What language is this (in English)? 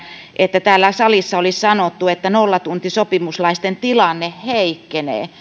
Finnish